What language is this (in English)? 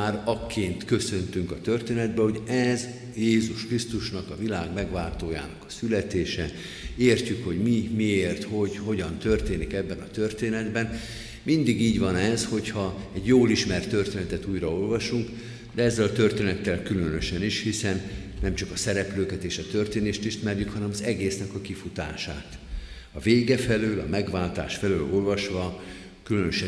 Hungarian